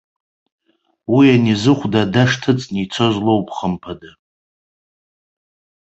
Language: Abkhazian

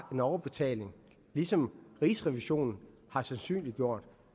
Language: Danish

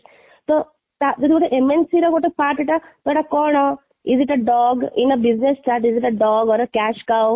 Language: Odia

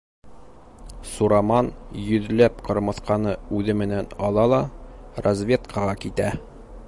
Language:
Bashkir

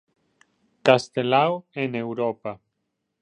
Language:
Galician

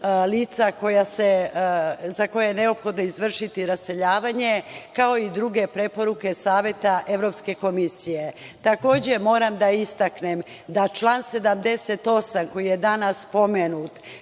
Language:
Serbian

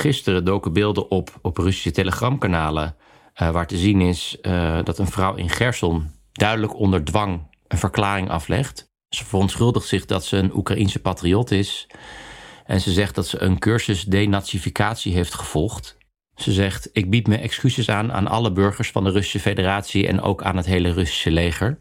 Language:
Dutch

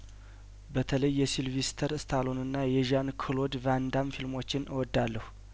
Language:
Amharic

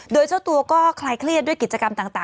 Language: Thai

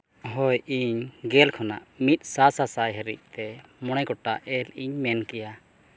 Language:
Santali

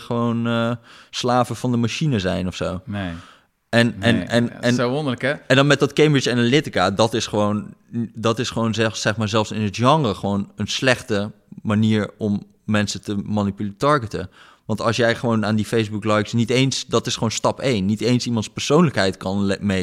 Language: Dutch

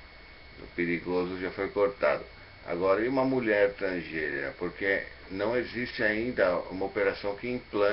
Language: Portuguese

